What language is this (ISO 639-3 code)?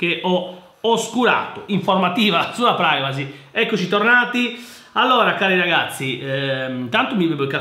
ita